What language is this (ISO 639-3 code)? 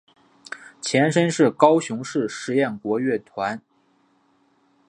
zho